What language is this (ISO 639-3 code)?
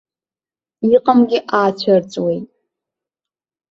abk